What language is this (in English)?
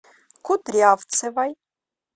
Russian